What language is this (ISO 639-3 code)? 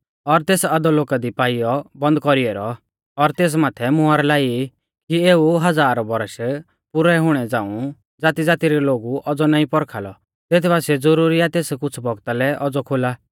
bfz